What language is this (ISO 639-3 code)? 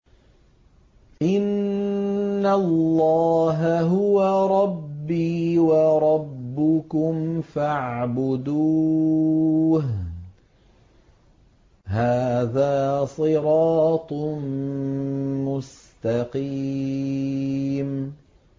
ara